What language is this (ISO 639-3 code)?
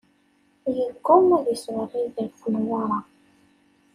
kab